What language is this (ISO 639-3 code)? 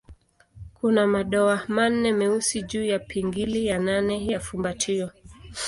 swa